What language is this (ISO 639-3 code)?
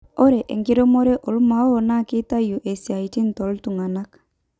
mas